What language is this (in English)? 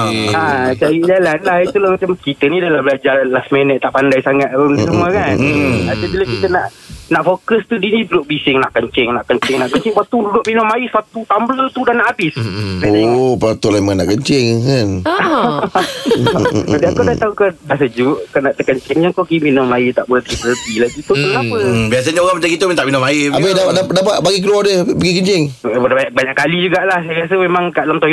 Malay